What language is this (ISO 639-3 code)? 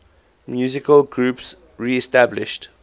eng